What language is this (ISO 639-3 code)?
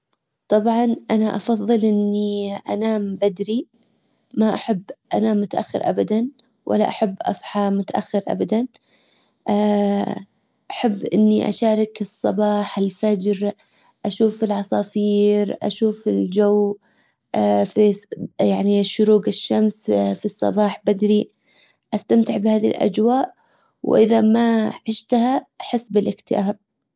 acw